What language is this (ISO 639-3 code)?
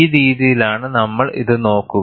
mal